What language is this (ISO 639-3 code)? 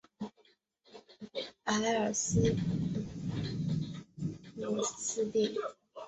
zho